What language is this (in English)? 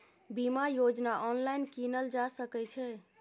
Maithili